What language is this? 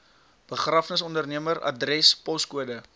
Afrikaans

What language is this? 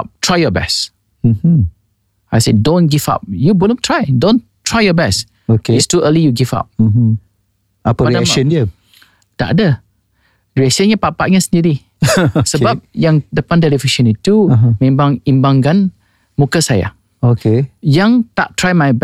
Malay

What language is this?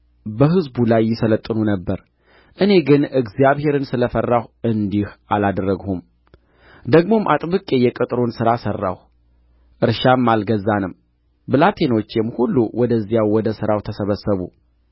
Amharic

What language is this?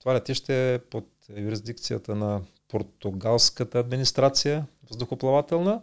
Bulgarian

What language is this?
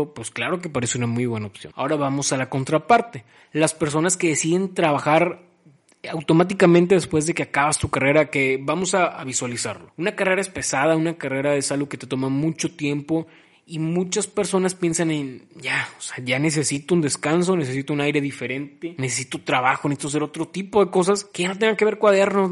Spanish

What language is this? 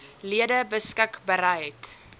Afrikaans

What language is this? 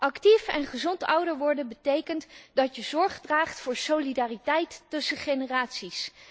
Dutch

